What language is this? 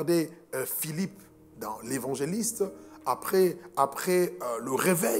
French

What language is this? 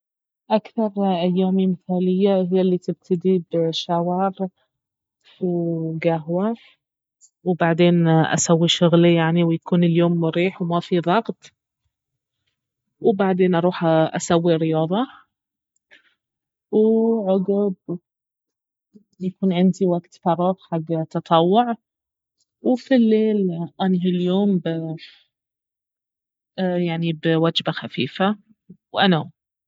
Baharna Arabic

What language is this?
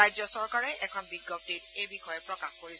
Assamese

